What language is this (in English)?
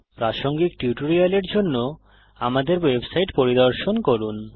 Bangla